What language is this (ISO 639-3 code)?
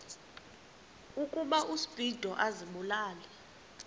xho